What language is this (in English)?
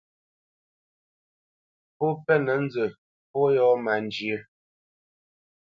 Bamenyam